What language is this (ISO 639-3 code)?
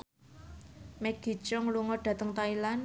jav